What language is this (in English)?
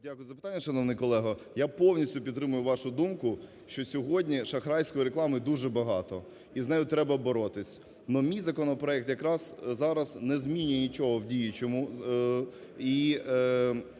Ukrainian